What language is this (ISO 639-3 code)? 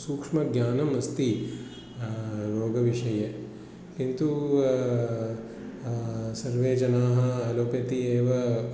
san